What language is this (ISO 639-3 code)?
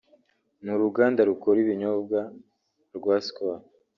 kin